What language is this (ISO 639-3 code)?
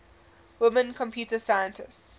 eng